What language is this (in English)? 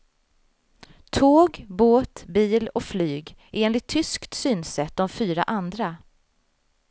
Swedish